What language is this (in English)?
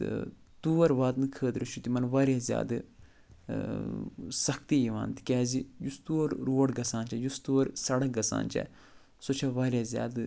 Kashmiri